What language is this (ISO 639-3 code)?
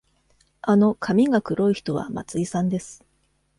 jpn